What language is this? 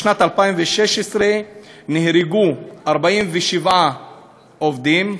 Hebrew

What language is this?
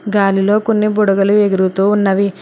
Telugu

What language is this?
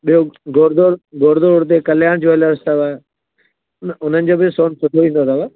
Sindhi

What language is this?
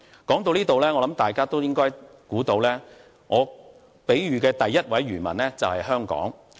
Cantonese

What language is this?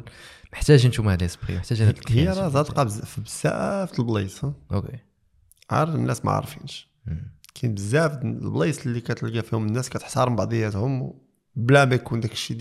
Arabic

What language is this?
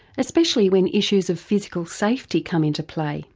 English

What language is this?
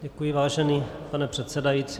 Czech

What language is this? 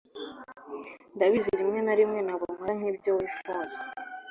Kinyarwanda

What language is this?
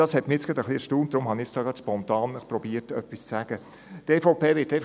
Swiss German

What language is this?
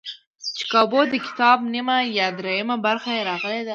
Pashto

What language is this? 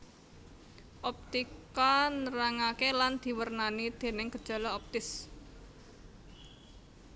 Javanese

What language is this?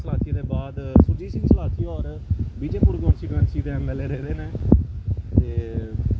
Dogri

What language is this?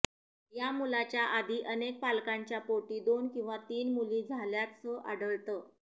Marathi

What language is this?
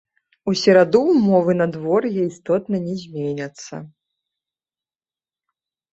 Belarusian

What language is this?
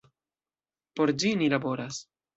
Esperanto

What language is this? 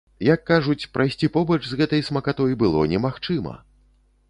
Belarusian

